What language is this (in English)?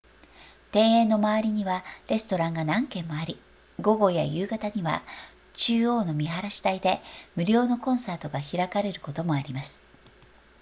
Japanese